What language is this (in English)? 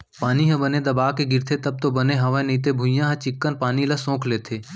Chhattisgarhi